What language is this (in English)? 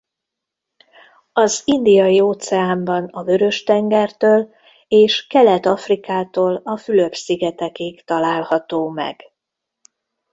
Hungarian